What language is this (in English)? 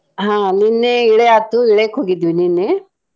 Kannada